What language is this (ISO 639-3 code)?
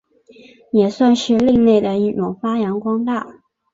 zho